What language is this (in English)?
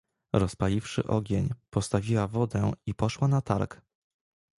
Polish